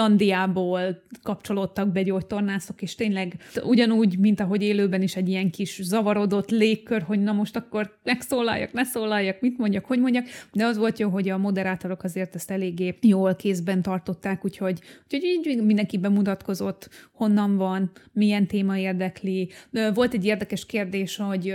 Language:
Hungarian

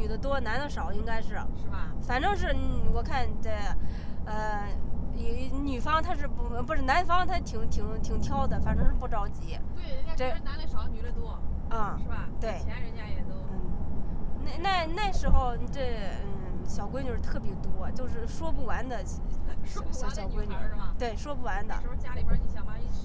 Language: Chinese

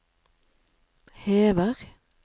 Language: Norwegian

